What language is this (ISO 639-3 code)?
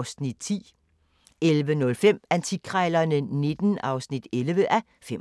dan